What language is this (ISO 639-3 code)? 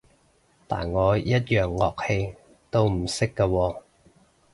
yue